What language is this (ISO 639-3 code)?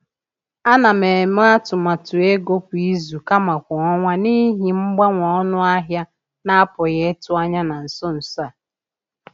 ibo